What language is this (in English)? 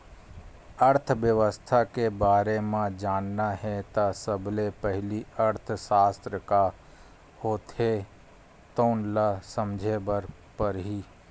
Chhattisgarhi